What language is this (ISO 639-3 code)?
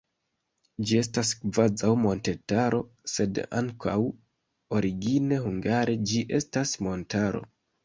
epo